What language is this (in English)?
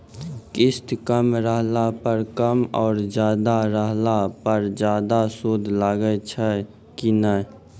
Maithili